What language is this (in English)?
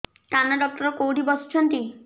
Odia